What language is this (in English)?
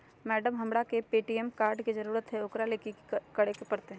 Magahi